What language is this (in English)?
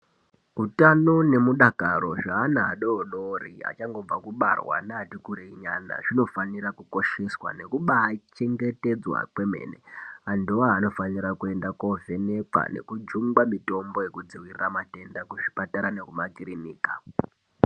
Ndau